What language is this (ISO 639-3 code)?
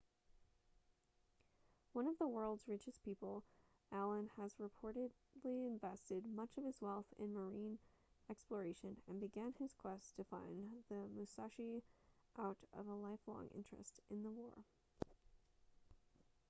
eng